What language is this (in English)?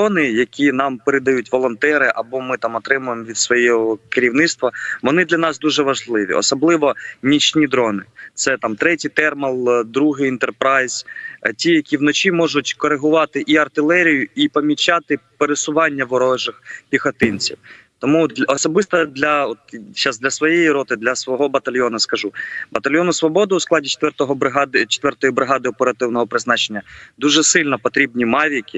Ukrainian